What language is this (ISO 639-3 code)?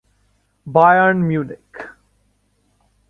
ben